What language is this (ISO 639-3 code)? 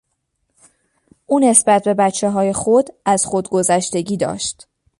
fas